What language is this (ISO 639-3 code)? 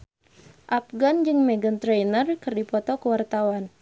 sun